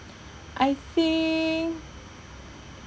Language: English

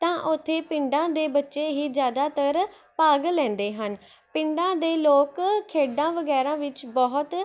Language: Punjabi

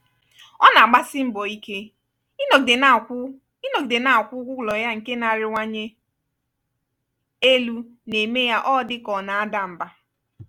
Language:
Igbo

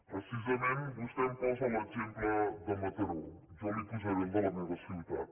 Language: Catalan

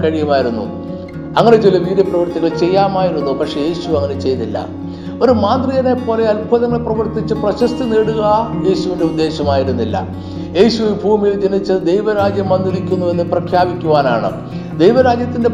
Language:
Malayalam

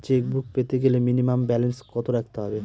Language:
Bangla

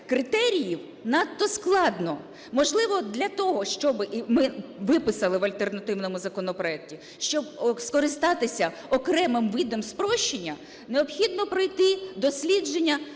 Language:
Ukrainian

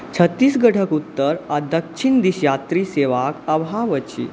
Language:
Maithili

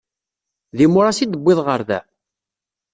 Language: Kabyle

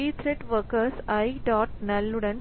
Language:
Tamil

